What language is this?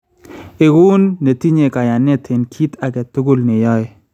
Kalenjin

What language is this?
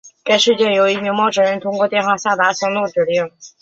Chinese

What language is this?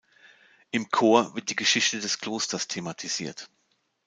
German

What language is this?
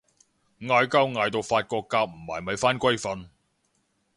Cantonese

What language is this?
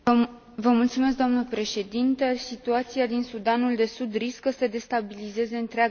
Romanian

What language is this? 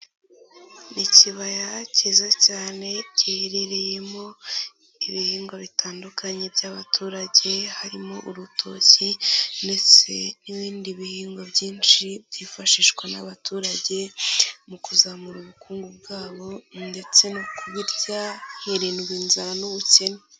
Kinyarwanda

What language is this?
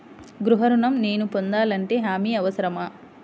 Telugu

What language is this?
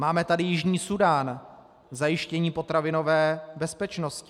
Czech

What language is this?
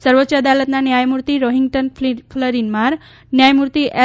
Gujarati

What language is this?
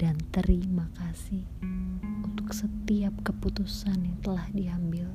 Indonesian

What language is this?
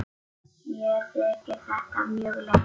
Icelandic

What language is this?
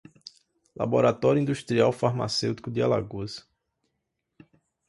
Portuguese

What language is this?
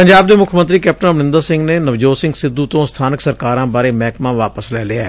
Punjabi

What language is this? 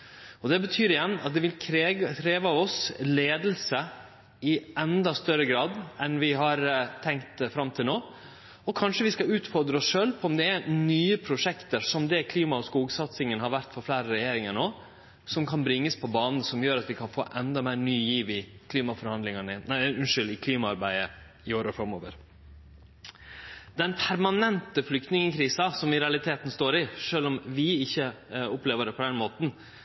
Norwegian Nynorsk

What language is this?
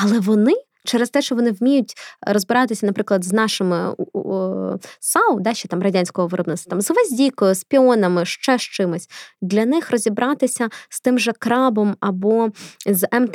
Ukrainian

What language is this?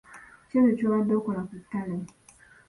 Ganda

